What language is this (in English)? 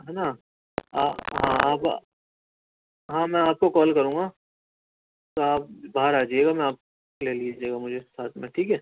Urdu